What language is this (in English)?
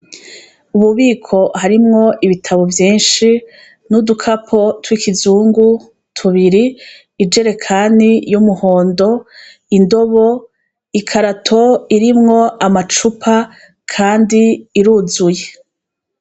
Rundi